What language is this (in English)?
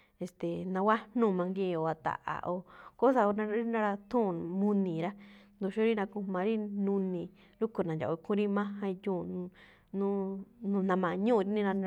Malinaltepec Me'phaa